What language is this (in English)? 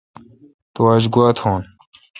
Kalkoti